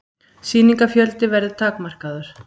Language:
Icelandic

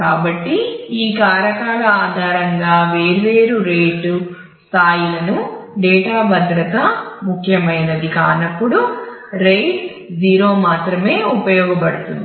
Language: Telugu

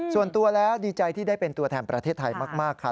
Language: Thai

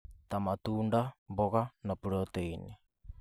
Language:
Kikuyu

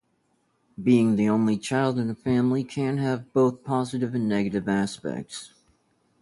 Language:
English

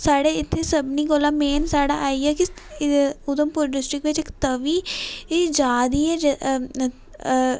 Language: Dogri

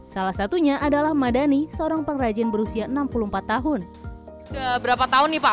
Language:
Indonesian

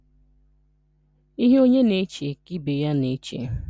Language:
Igbo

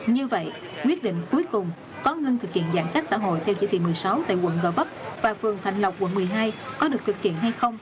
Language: Vietnamese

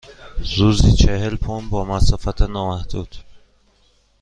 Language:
Persian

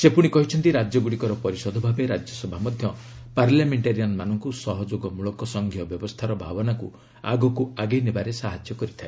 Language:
Odia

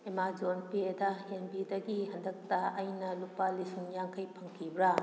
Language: Manipuri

